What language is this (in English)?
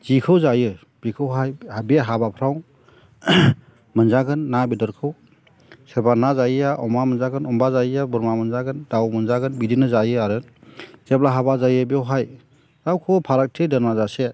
Bodo